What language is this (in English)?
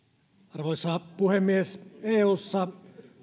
Finnish